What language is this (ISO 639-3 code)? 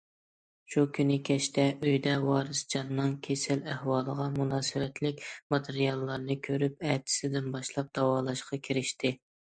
uig